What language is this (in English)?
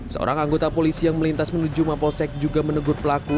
Indonesian